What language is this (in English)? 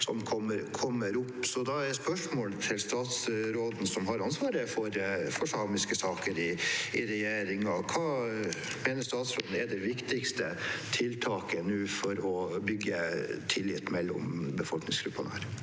Norwegian